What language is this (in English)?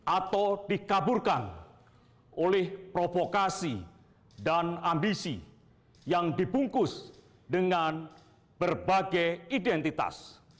Indonesian